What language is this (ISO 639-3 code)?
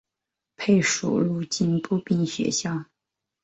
zho